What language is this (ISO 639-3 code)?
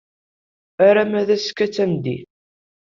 kab